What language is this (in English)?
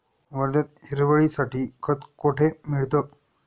Marathi